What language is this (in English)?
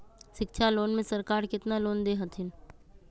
Magahi